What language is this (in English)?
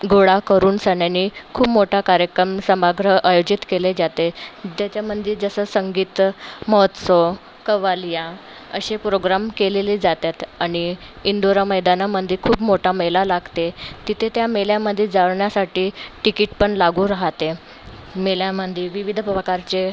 Marathi